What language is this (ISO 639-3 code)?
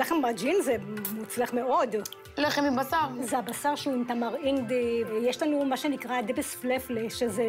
heb